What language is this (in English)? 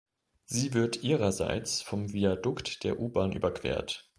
German